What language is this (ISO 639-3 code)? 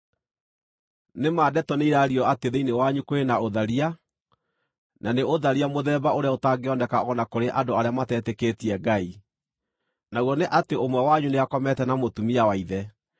kik